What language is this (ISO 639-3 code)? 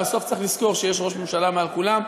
heb